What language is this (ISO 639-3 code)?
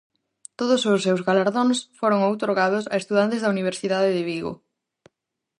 glg